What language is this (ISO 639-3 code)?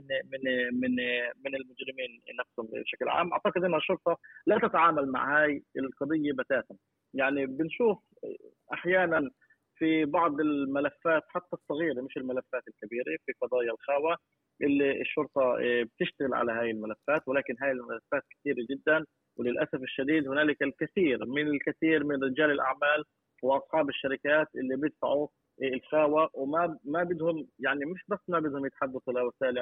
ara